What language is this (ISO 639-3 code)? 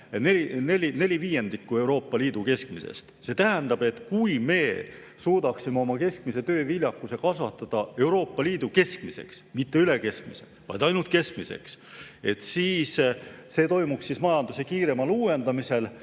est